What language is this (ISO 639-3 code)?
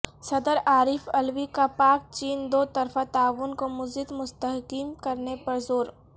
urd